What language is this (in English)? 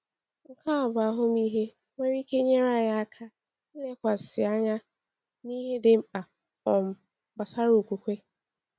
Igbo